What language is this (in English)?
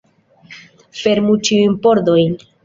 Esperanto